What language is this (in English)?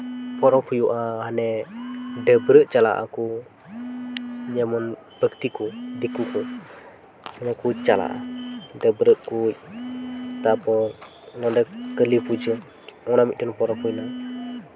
Santali